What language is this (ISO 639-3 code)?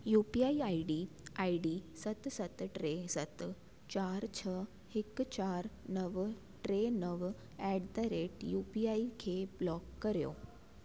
snd